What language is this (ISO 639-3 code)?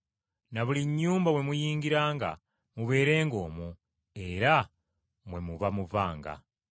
lug